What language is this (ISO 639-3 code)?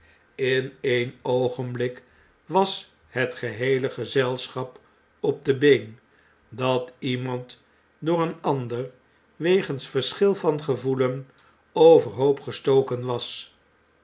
nld